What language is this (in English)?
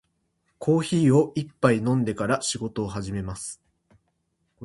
Japanese